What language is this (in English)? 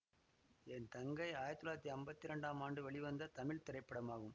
Tamil